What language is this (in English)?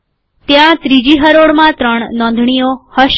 Gujarati